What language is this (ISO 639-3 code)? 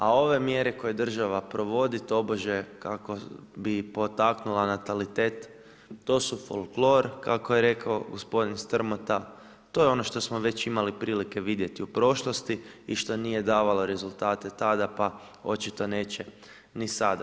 hrv